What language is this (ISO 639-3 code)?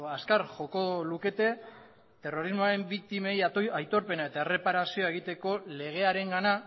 eus